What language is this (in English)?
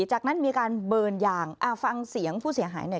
Thai